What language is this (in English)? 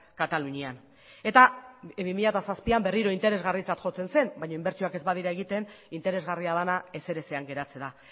Basque